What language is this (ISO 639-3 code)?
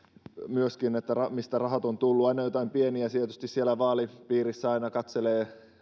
fin